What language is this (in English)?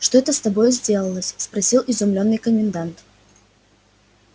Russian